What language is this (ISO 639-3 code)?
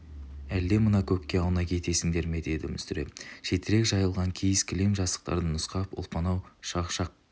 kaz